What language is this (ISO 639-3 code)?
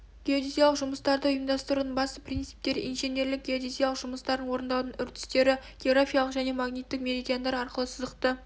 kaz